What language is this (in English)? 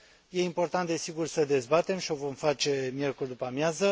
Romanian